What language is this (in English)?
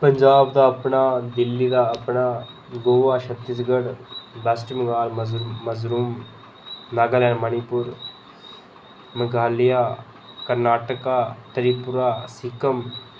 Dogri